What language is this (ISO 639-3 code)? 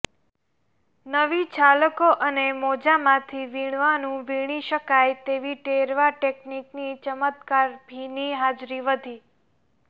guj